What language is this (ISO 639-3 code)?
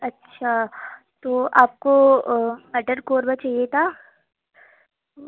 urd